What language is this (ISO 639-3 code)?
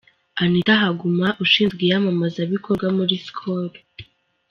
kin